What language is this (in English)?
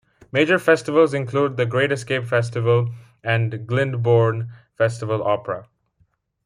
English